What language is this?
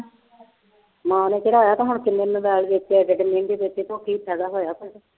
Punjabi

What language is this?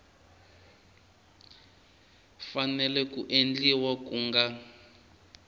Tsonga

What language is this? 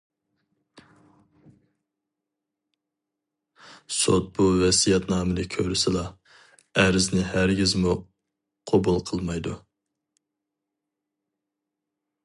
Uyghur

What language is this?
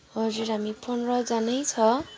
Nepali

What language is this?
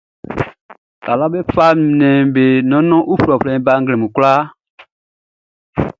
Baoulé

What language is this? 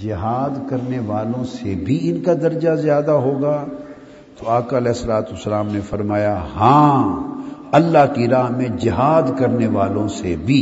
Urdu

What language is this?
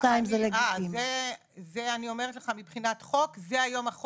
Hebrew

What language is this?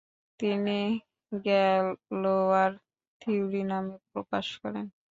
Bangla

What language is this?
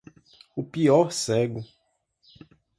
Portuguese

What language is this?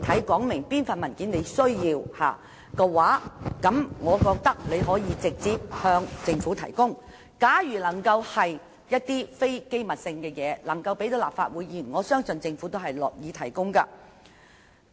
Cantonese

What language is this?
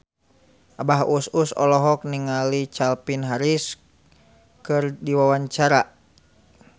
Sundanese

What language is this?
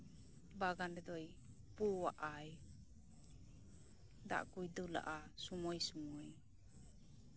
Santali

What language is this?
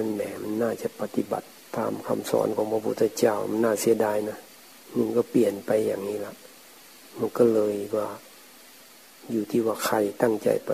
Thai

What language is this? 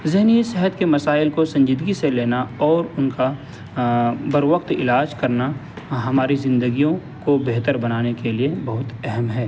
Urdu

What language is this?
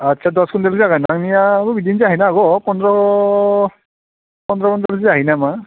Bodo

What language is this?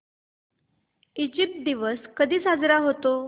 Marathi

